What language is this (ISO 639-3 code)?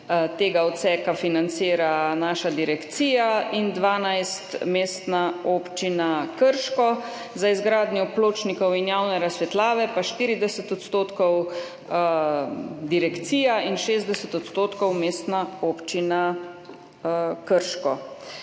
slv